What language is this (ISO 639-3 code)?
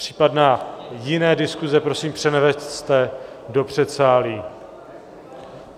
ces